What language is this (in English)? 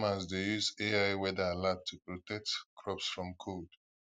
Nigerian Pidgin